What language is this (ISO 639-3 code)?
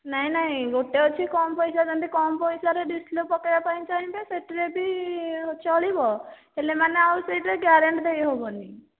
ori